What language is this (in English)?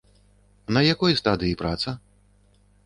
Belarusian